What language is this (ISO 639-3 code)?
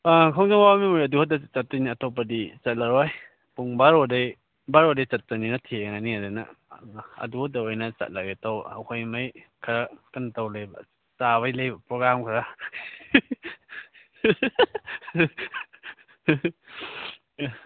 mni